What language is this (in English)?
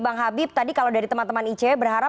Indonesian